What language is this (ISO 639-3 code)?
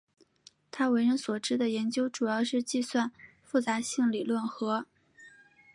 zho